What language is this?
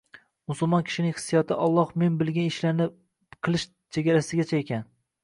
Uzbek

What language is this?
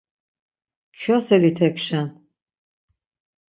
Laz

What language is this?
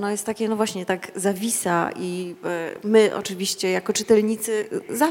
Polish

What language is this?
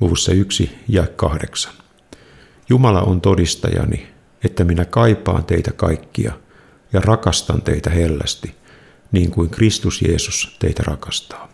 Finnish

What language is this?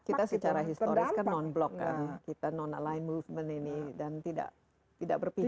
Indonesian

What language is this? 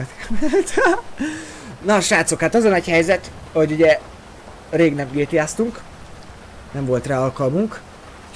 Hungarian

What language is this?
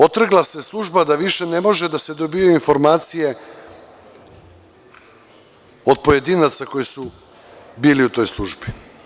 Serbian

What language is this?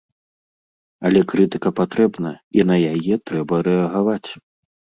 Belarusian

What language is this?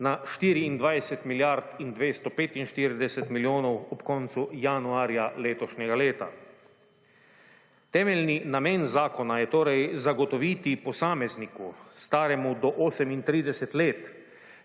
Slovenian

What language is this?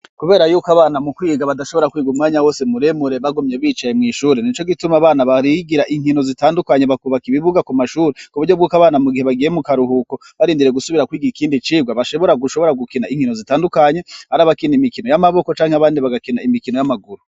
Rundi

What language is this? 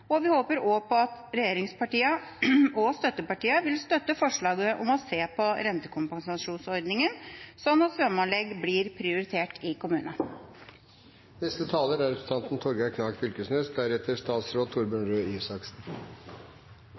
Norwegian Bokmål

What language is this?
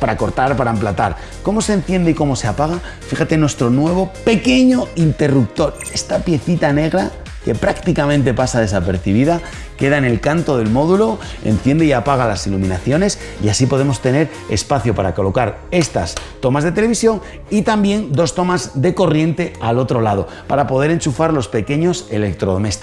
Spanish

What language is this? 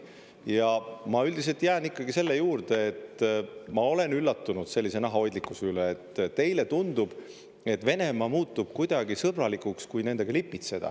Estonian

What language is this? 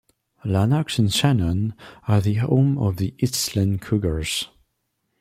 English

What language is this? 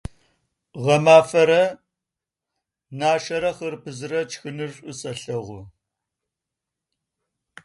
Adyghe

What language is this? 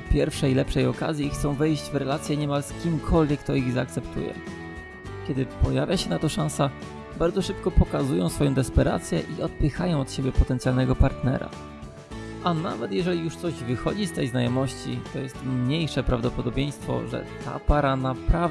Polish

